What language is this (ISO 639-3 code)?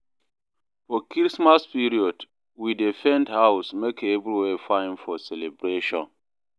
pcm